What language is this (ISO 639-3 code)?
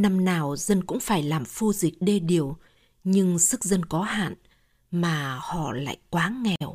vie